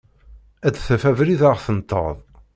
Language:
Kabyle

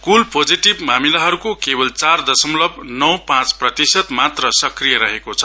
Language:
Nepali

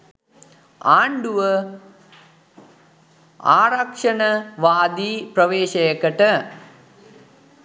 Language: Sinhala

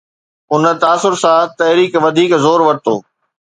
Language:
Sindhi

